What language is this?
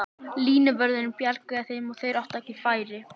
Icelandic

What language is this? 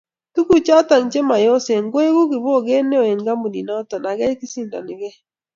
Kalenjin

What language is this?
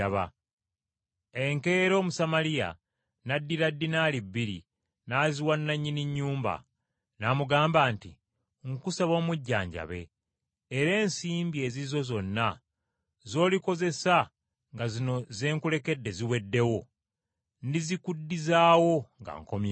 Ganda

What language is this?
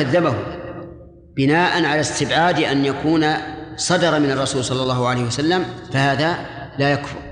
Arabic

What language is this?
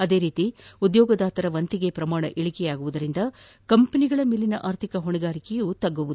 Kannada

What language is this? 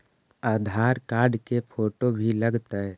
Magahi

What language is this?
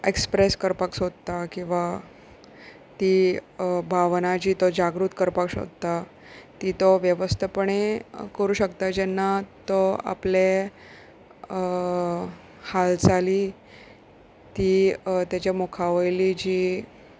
Konkani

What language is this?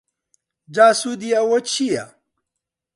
Central Kurdish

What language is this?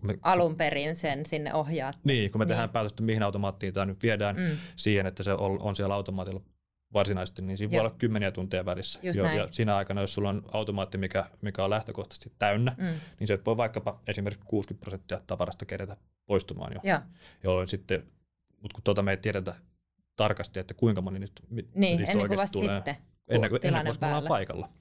Finnish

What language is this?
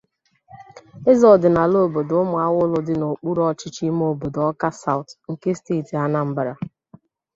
Igbo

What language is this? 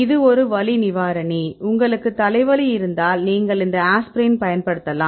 Tamil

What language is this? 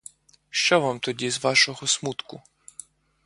Ukrainian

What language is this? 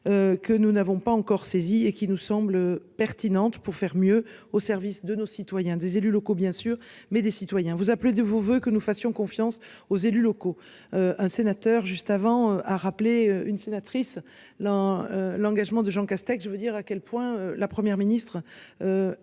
French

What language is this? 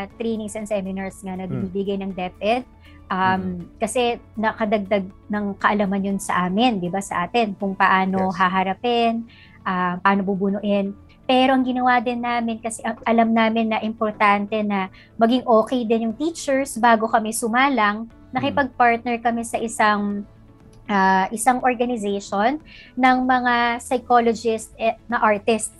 Filipino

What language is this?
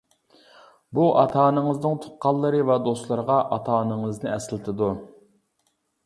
Uyghur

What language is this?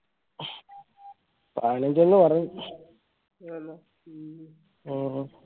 Malayalam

